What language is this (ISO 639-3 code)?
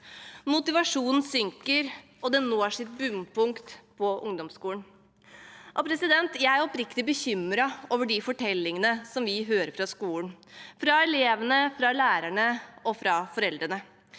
nor